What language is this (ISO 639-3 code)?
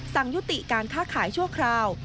tha